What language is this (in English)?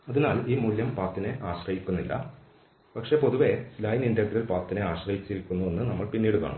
Malayalam